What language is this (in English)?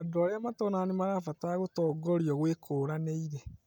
Kikuyu